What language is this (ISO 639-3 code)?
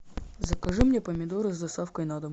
rus